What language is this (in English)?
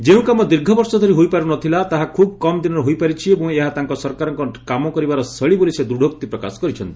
Odia